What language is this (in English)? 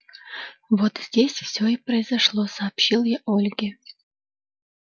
Russian